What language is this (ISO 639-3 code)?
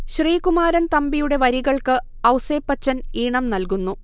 mal